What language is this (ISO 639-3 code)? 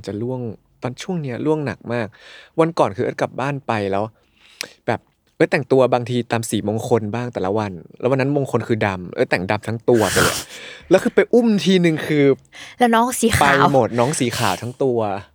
tha